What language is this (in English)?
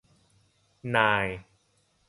Thai